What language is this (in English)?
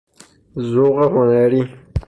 Persian